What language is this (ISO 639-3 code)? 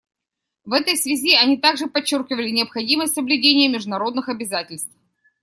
rus